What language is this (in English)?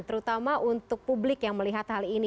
Indonesian